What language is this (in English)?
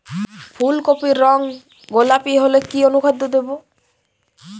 Bangla